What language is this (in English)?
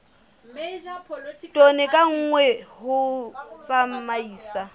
Southern Sotho